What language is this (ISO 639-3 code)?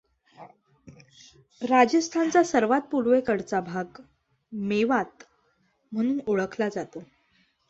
mar